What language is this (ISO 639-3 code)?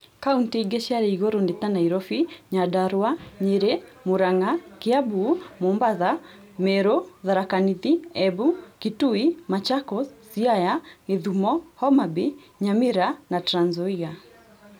kik